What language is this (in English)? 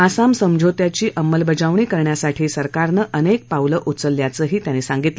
Marathi